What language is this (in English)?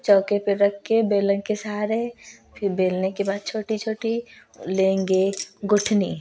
Hindi